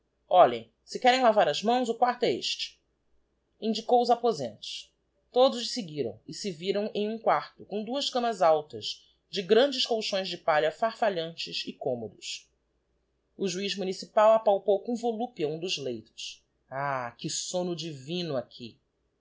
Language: Portuguese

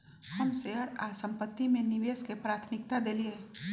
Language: Magahi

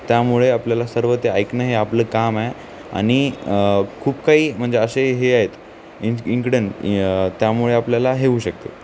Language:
Marathi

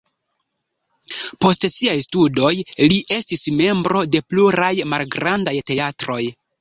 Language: Esperanto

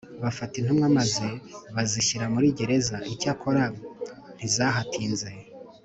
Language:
Kinyarwanda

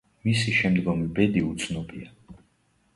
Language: Georgian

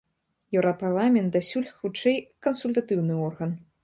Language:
Belarusian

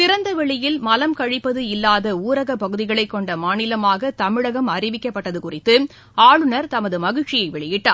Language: Tamil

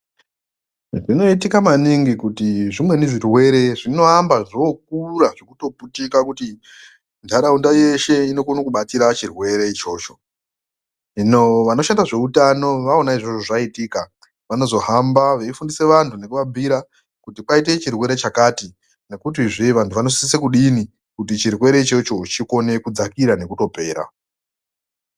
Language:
Ndau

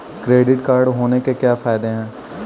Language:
Hindi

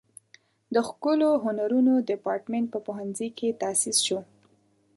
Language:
Pashto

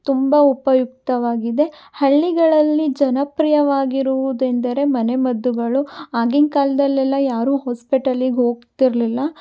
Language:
Kannada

